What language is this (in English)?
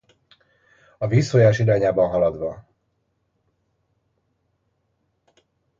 Hungarian